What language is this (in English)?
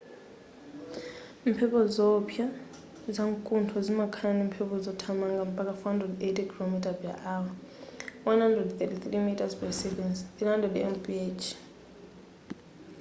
Nyanja